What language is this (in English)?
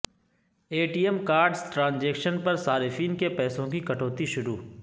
Urdu